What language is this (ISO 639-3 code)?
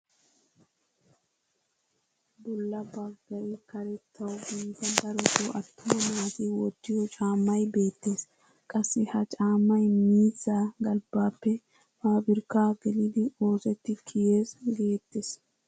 wal